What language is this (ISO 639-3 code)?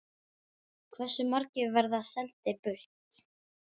isl